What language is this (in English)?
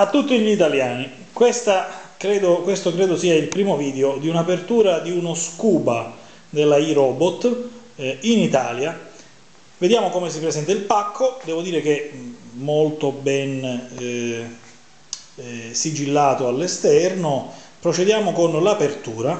Italian